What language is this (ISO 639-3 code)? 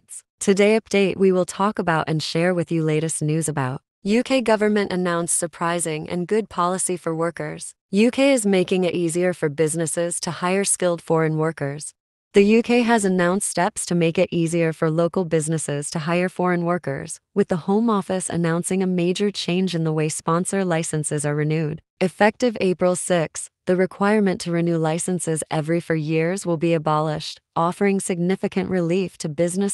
eng